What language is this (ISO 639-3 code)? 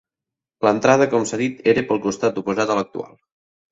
cat